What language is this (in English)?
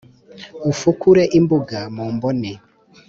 Kinyarwanda